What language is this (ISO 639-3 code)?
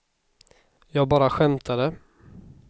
swe